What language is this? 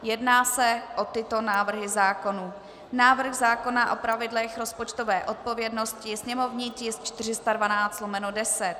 Czech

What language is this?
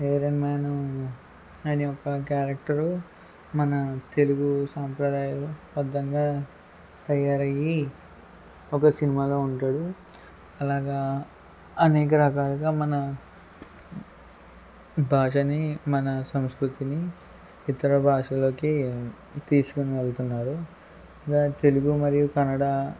Telugu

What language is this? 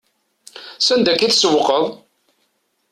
Kabyle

